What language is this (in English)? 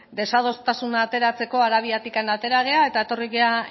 Basque